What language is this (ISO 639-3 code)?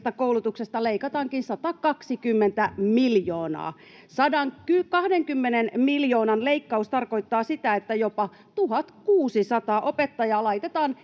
fin